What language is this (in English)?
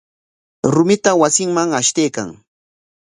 Corongo Ancash Quechua